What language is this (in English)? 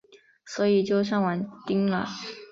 Chinese